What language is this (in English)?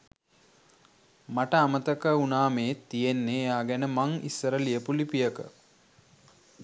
Sinhala